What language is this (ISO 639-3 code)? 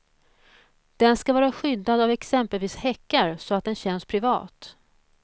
swe